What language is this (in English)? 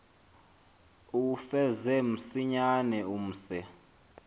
Xhosa